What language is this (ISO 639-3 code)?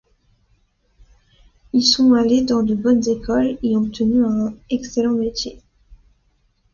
fra